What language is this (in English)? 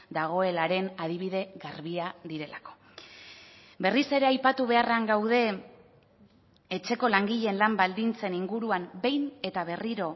Basque